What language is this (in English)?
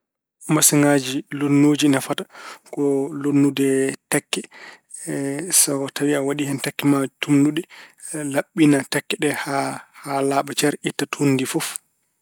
Fula